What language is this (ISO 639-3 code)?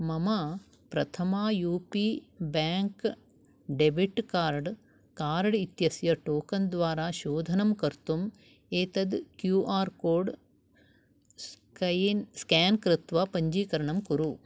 san